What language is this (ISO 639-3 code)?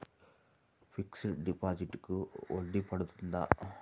tel